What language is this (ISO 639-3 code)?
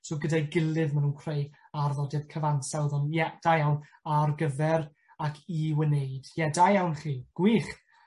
cym